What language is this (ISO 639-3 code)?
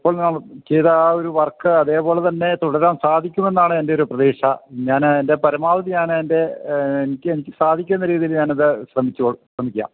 mal